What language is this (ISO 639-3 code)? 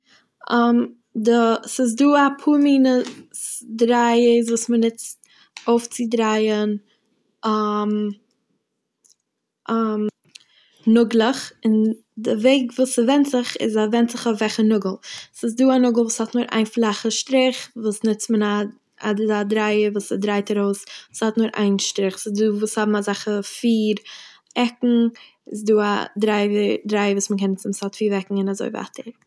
yid